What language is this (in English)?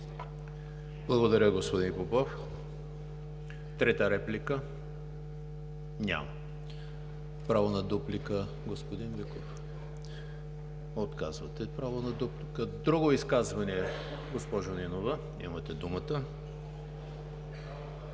Bulgarian